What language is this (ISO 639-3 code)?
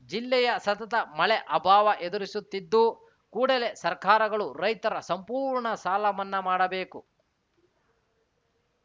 kan